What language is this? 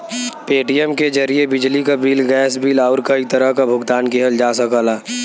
Bhojpuri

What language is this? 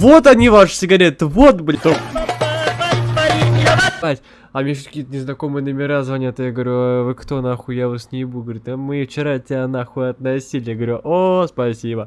Russian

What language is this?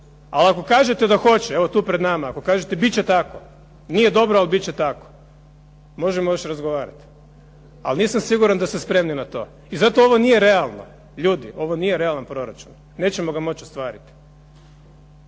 Croatian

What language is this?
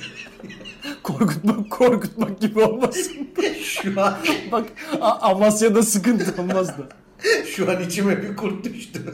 Turkish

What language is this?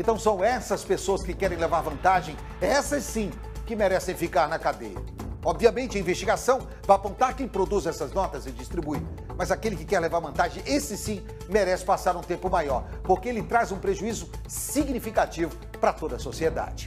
Portuguese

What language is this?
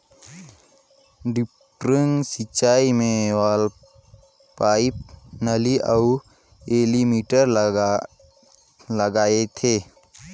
Chhattisgarhi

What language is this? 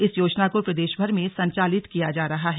Hindi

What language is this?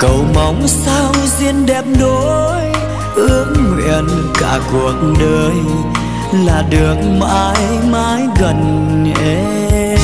Vietnamese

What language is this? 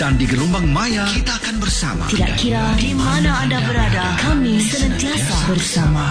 Malay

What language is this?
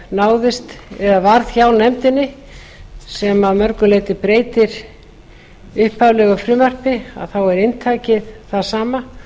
Icelandic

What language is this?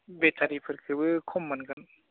Bodo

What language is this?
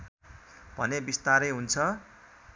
Nepali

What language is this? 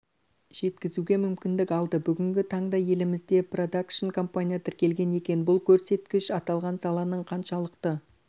Kazakh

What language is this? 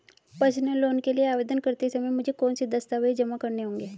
Hindi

